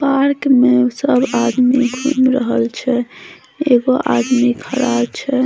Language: Maithili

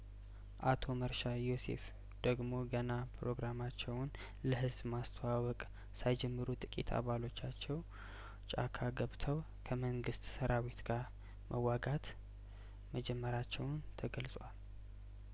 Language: Amharic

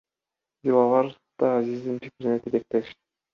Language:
Kyrgyz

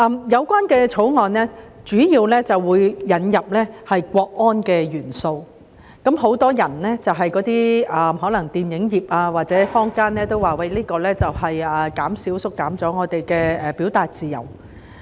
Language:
Cantonese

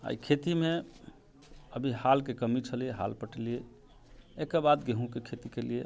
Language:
Maithili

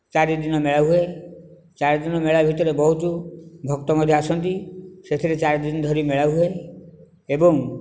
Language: Odia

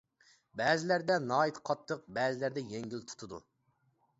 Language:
Uyghur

